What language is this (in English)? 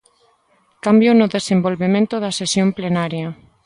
Galician